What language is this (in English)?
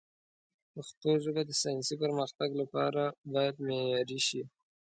Pashto